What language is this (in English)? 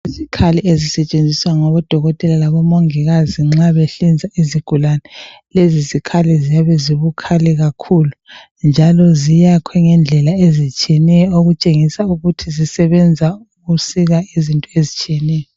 North Ndebele